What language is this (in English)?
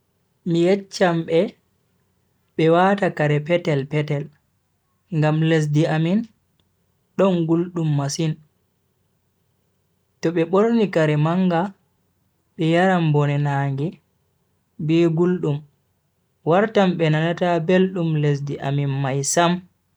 Bagirmi Fulfulde